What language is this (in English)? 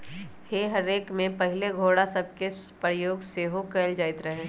Magahi